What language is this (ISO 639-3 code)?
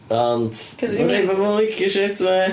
cym